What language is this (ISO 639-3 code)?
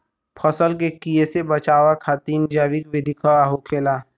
bho